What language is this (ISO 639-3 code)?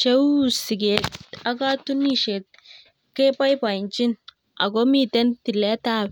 kln